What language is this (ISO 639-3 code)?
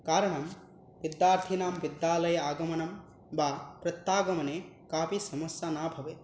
san